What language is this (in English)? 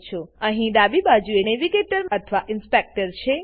Gujarati